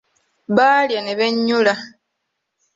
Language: Ganda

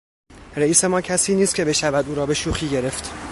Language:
Persian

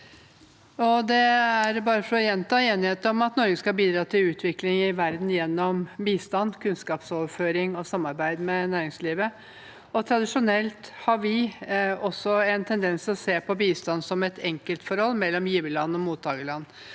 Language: Norwegian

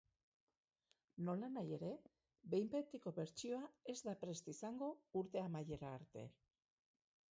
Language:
Basque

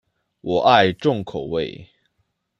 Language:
Chinese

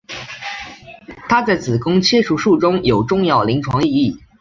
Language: Chinese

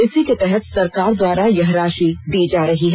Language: Hindi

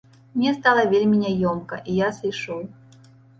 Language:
Belarusian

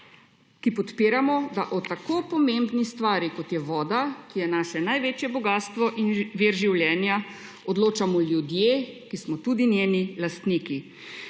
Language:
Slovenian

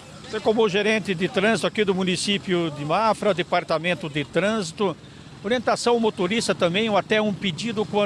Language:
Portuguese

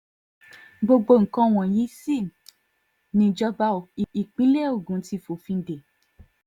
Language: Yoruba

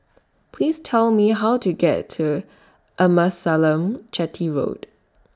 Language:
English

